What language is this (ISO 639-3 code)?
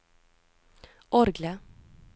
nor